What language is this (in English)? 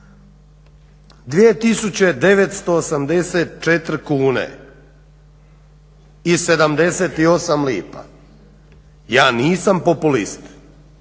Croatian